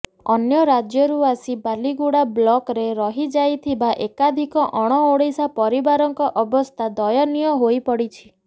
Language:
Odia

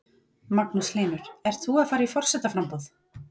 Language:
Icelandic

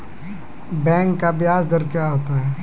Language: Maithili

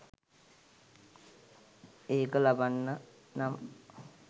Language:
Sinhala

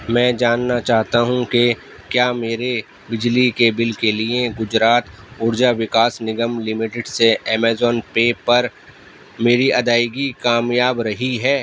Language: Urdu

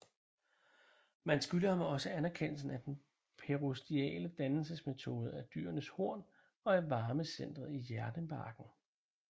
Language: Danish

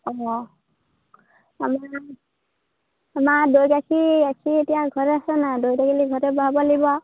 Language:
Assamese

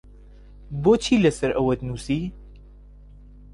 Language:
Central Kurdish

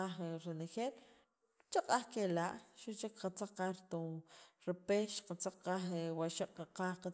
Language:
Sacapulteco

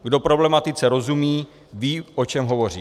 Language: Czech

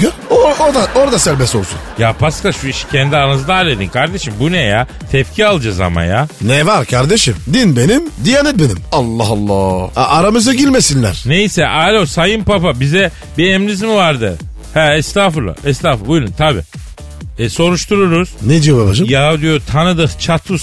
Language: Turkish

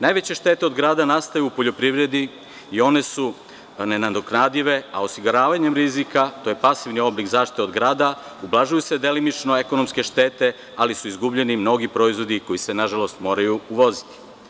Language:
Serbian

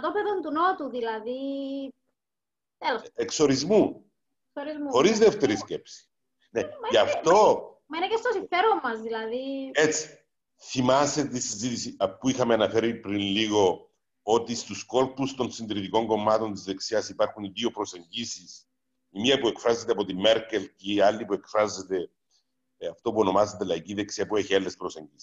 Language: Greek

